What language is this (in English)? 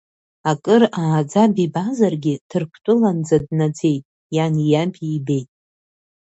Abkhazian